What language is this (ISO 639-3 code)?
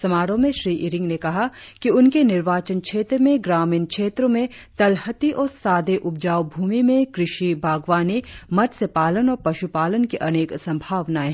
hin